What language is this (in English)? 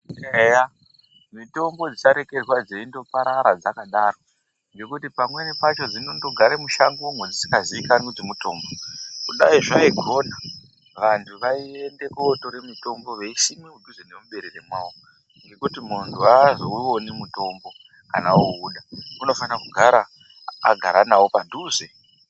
Ndau